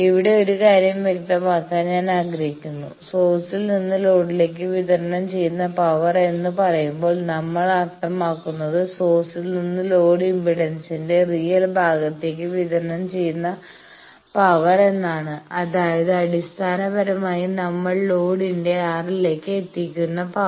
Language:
Malayalam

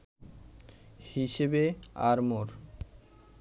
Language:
Bangla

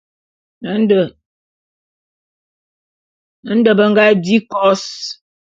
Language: Bulu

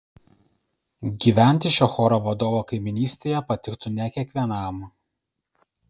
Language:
Lithuanian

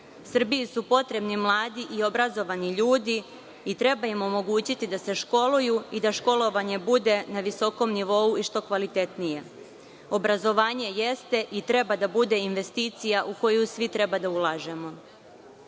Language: Serbian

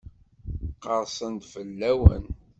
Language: Kabyle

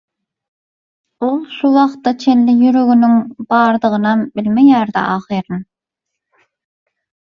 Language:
Turkmen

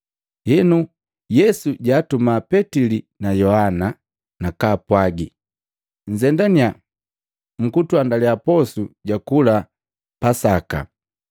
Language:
Matengo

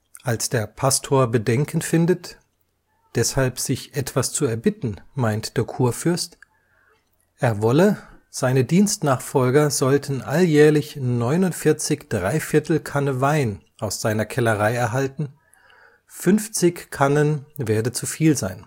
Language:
German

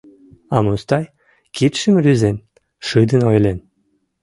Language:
Mari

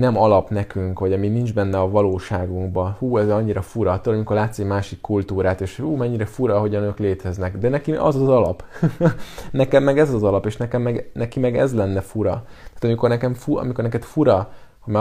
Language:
Hungarian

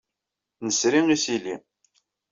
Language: Kabyle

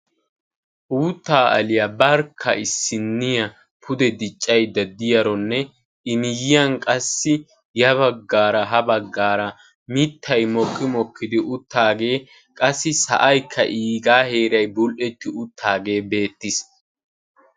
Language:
Wolaytta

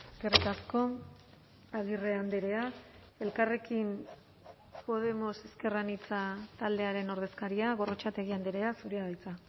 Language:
Basque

